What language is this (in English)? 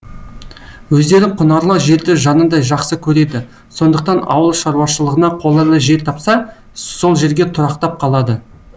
Kazakh